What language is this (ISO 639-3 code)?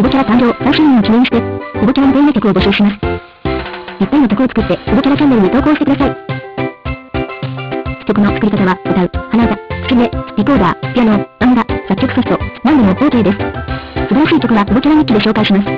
jpn